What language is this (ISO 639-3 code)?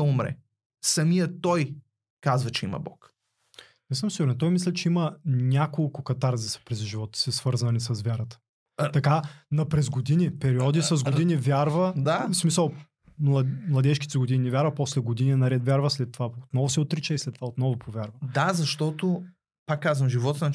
bul